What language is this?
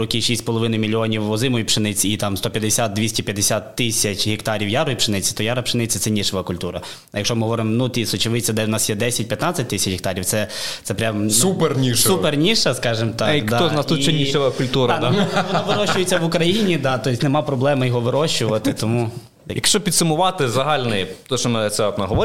Ukrainian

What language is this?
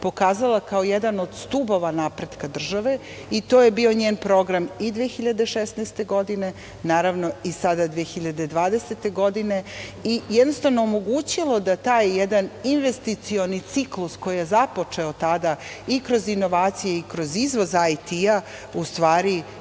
Serbian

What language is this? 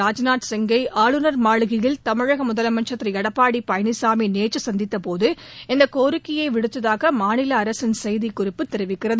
Tamil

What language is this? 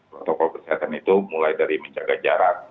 Indonesian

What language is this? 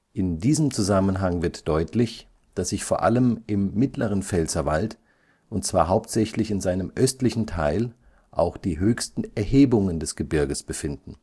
German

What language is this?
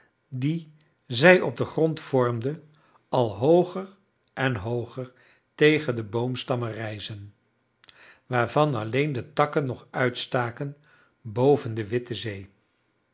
Dutch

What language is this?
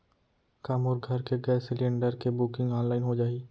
Chhattisgarhi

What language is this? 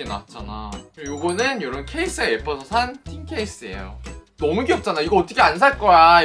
Korean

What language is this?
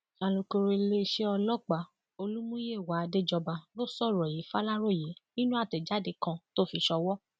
Yoruba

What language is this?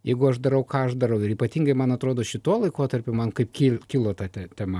Lithuanian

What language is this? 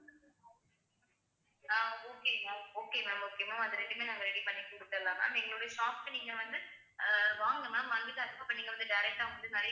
Tamil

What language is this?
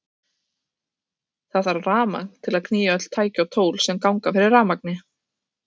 Icelandic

